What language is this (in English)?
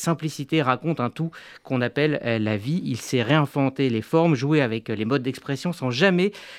French